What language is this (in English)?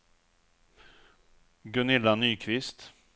Swedish